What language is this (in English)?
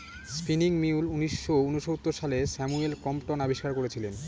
Bangla